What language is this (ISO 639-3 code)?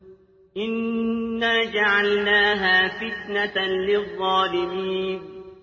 ara